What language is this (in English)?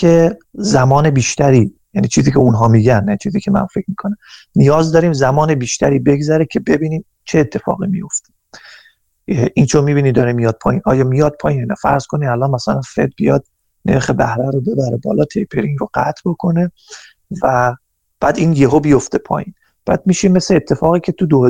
Persian